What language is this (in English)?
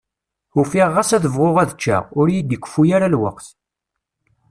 Kabyle